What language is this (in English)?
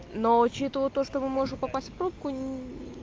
Russian